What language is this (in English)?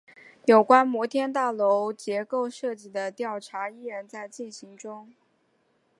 Chinese